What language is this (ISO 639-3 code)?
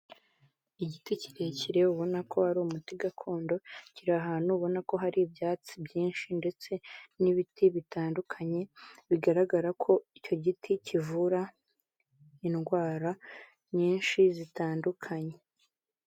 kin